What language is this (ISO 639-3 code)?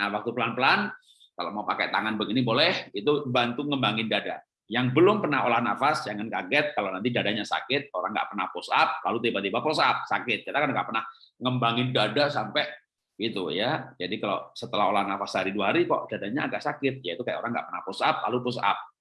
ind